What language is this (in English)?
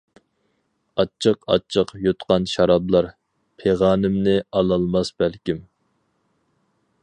Uyghur